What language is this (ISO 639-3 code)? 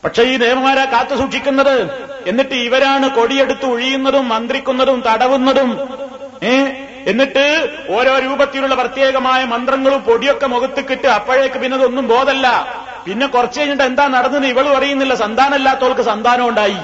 mal